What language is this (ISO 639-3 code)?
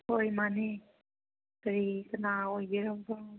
mni